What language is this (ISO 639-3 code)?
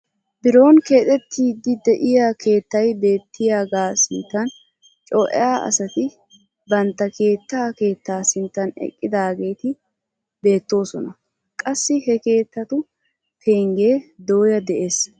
wal